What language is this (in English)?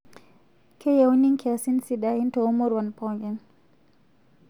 Masai